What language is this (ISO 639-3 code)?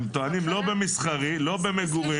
heb